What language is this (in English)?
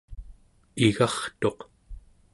Central Yupik